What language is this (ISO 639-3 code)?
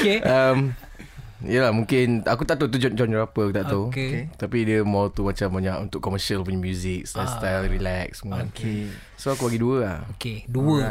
msa